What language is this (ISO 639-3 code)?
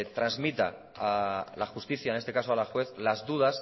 spa